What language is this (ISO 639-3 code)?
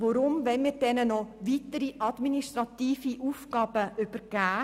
gsw